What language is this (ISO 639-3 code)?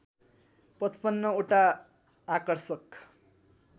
nep